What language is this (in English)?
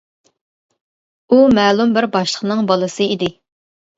Uyghur